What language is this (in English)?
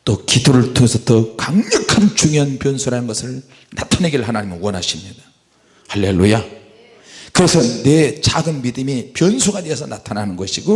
Korean